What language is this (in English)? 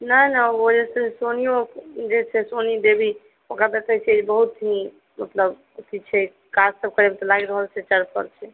Maithili